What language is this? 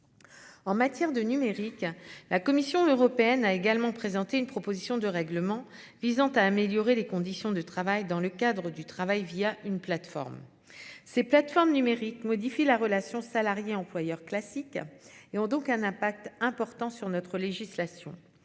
French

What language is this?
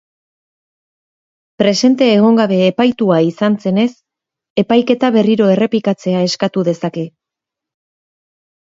Basque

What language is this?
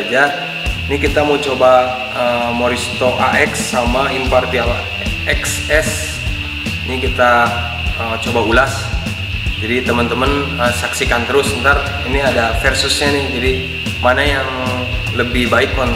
Indonesian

